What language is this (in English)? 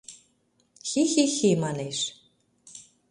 Mari